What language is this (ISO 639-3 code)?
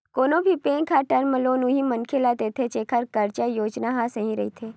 hne